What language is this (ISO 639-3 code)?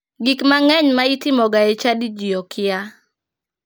luo